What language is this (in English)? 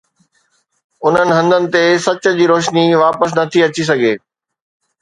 Sindhi